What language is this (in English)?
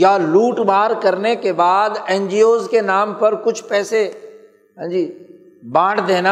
Urdu